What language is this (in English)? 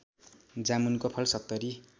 Nepali